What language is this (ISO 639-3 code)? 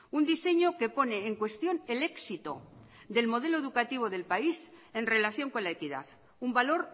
spa